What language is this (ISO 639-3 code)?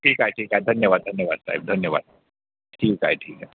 mar